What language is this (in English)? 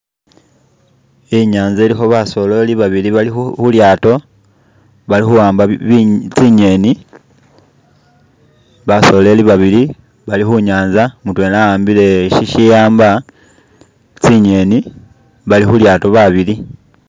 Masaaba